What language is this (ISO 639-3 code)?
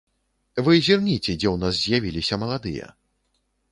bel